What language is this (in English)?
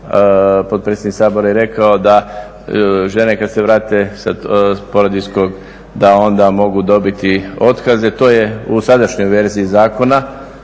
Croatian